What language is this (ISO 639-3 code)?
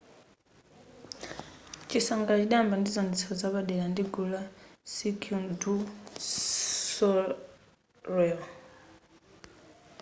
nya